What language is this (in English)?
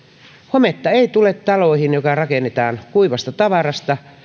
Finnish